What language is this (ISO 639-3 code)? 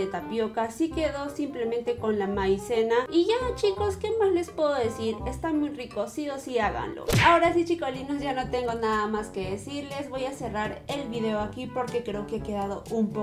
spa